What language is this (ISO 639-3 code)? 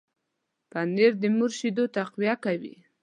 pus